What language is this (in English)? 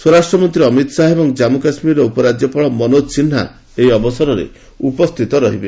Odia